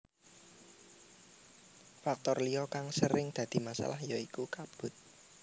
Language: Javanese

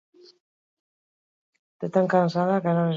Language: Basque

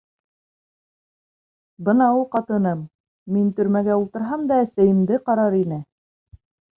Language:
Bashkir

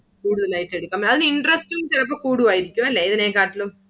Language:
Malayalam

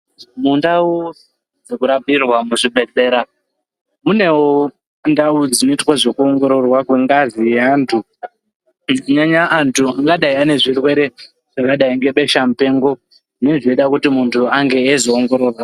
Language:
Ndau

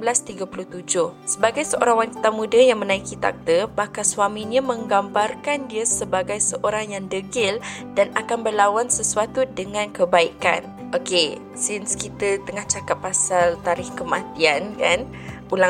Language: Malay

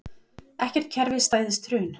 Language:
Icelandic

